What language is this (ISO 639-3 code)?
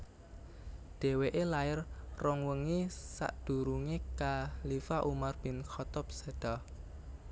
jav